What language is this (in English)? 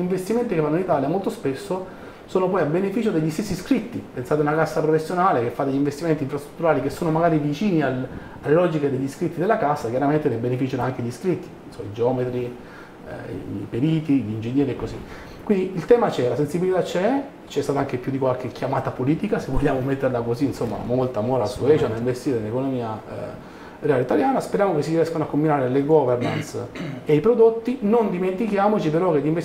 Italian